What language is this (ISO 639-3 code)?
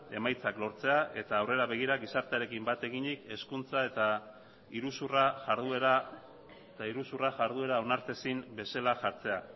eus